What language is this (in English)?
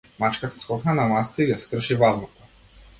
Macedonian